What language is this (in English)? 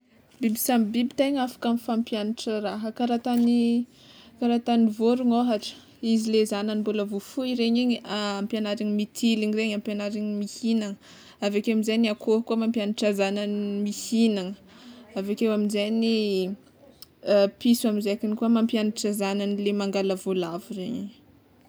Tsimihety Malagasy